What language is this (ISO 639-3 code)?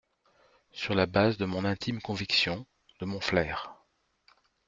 fra